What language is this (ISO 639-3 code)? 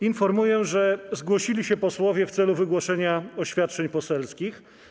pol